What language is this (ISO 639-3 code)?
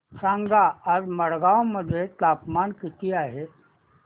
mar